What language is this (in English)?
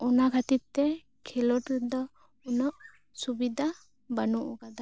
Santali